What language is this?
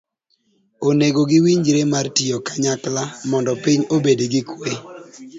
Luo (Kenya and Tanzania)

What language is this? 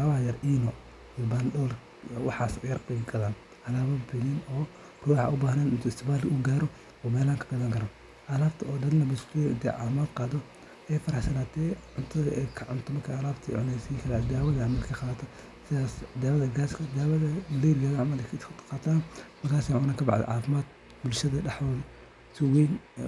Somali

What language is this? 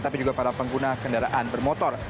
Indonesian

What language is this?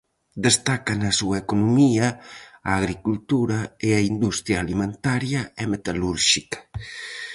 Galician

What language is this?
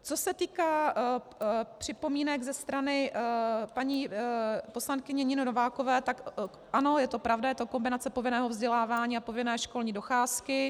Czech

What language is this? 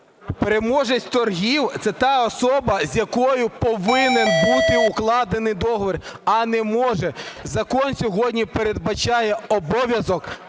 Ukrainian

